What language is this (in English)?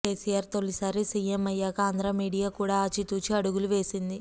Telugu